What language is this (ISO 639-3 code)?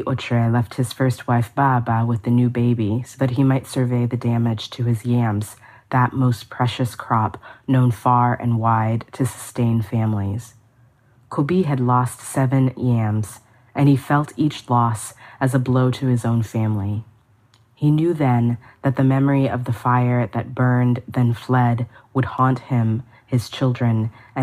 eng